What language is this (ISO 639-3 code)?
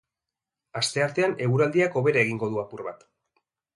eus